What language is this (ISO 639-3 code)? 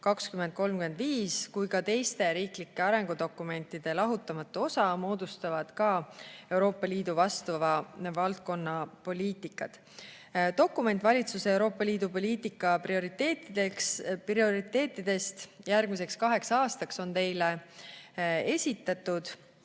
est